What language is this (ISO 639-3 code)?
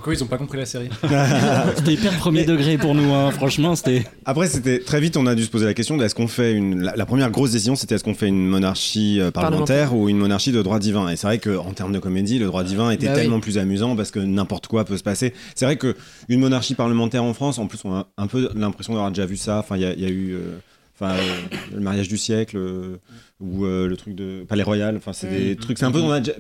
fra